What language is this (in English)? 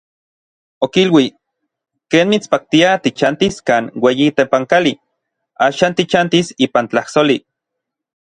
Orizaba Nahuatl